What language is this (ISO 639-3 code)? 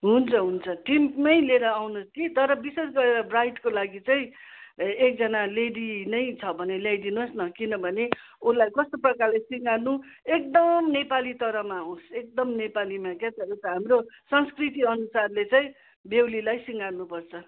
nep